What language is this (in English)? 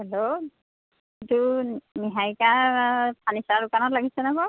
Assamese